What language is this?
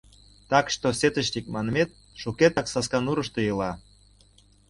Mari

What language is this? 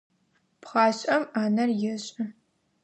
Adyghe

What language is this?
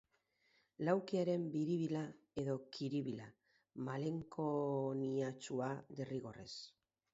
Basque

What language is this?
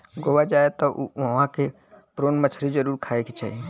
Bhojpuri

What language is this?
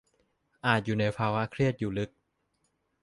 Thai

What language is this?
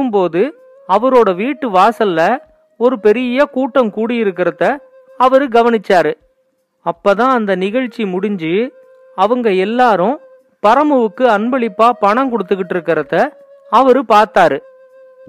Tamil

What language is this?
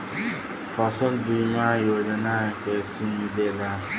Bhojpuri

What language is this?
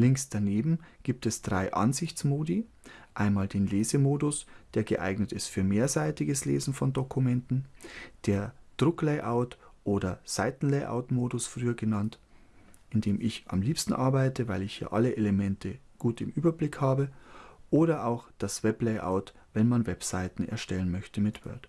German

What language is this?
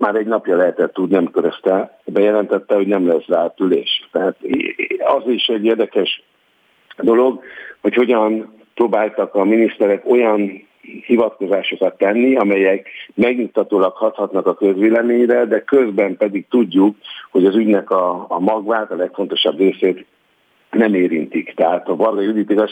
Hungarian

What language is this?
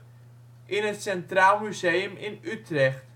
Dutch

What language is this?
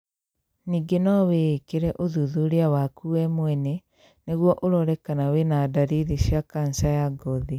Kikuyu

